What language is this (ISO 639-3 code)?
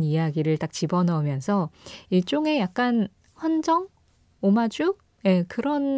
kor